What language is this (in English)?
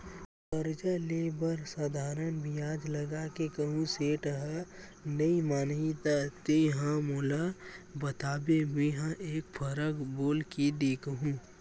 Chhattisgarhi